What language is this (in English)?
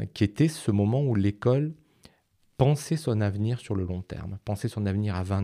French